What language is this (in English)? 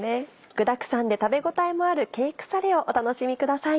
Japanese